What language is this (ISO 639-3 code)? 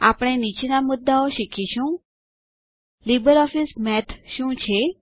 guj